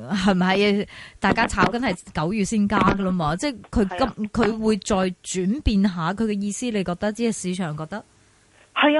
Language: Chinese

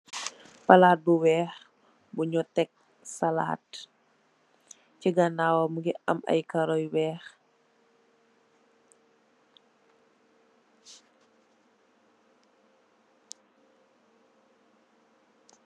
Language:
Wolof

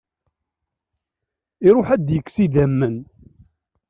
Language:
Kabyle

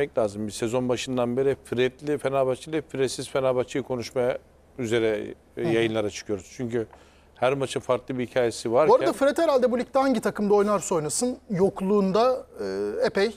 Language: Turkish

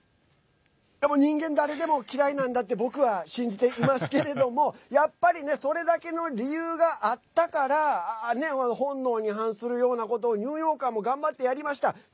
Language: Japanese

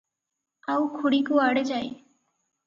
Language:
Odia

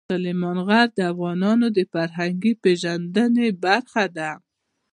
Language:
Pashto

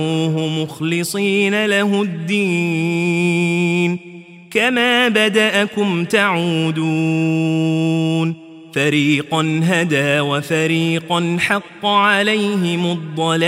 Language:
Arabic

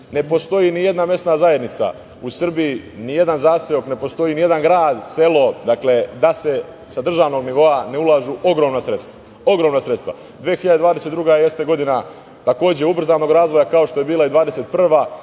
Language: Serbian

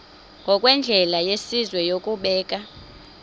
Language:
Xhosa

